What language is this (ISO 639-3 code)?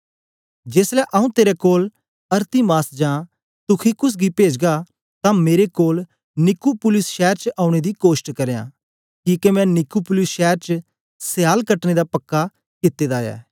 doi